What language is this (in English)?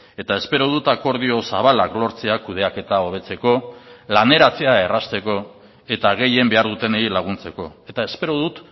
Basque